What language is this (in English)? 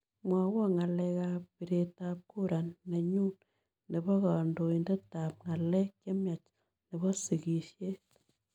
Kalenjin